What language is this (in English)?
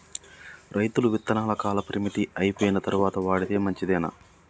Telugu